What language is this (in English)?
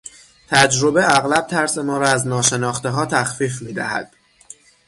Persian